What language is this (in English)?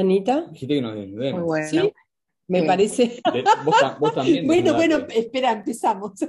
Spanish